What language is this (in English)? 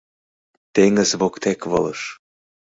Mari